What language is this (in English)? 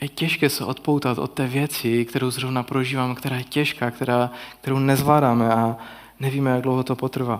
Czech